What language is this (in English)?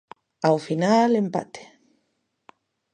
Galician